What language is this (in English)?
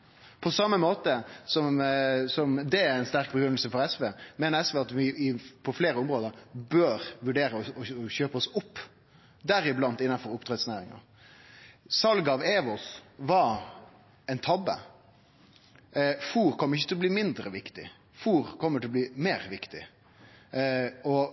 Norwegian Nynorsk